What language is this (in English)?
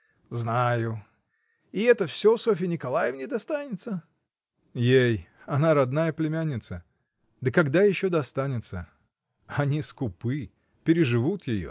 Russian